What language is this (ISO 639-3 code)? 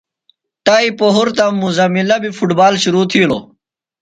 phl